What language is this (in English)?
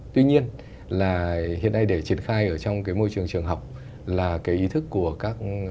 Vietnamese